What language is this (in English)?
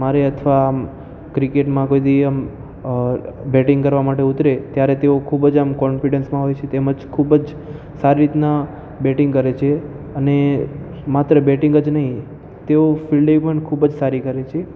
Gujarati